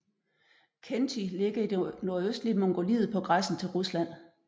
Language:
Danish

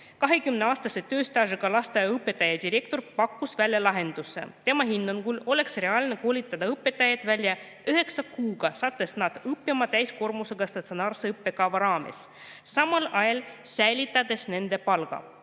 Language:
Estonian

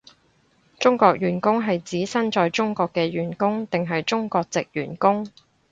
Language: Cantonese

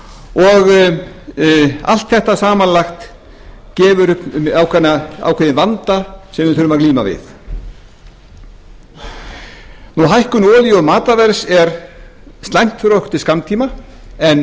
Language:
Icelandic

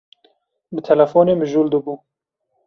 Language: Kurdish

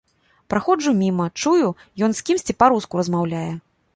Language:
Belarusian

